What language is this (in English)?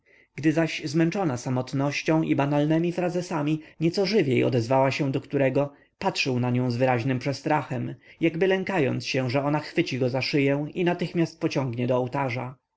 Polish